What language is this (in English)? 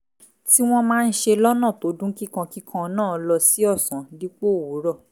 Yoruba